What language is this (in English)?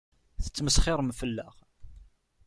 Kabyle